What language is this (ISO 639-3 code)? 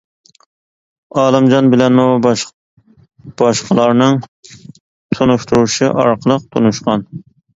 uig